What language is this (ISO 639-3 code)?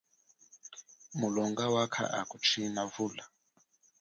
cjk